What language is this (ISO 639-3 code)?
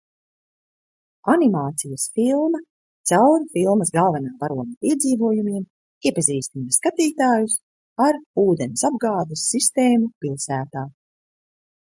lav